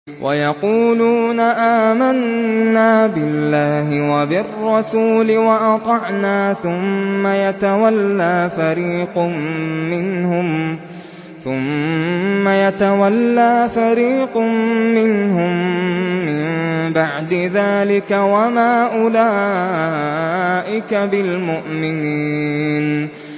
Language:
Arabic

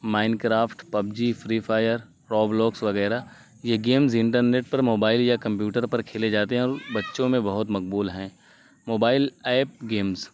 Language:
Urdu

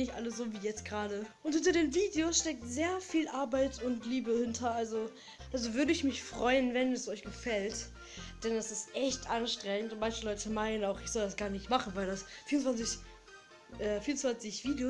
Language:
German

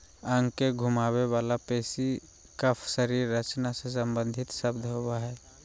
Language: Magahi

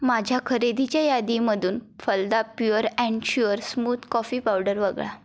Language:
Marathi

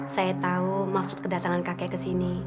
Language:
Indonesian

